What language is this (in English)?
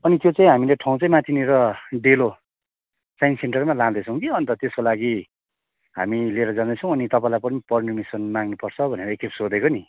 Nepali